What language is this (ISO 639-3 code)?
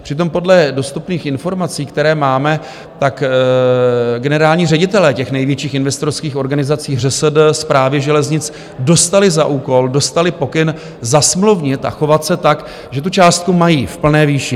ces